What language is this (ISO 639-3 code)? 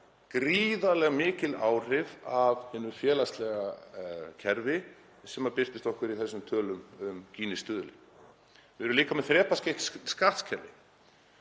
isl